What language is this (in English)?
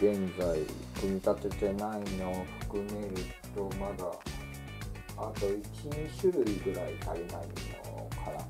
Japanese